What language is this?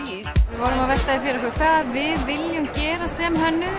Icelandic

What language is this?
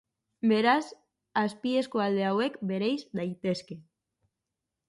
Basque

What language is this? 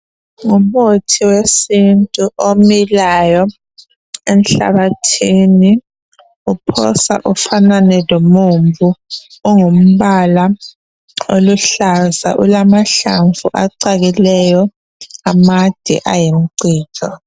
North Ndebele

